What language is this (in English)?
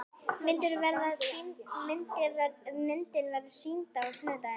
Icelandic